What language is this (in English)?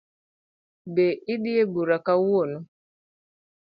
Luo (Kenya and Tanzania)